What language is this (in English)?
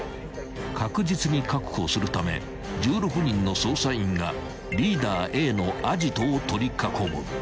Japanese